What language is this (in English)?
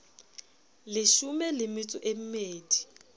Southern Sotho